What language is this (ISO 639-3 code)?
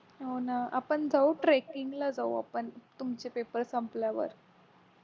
mar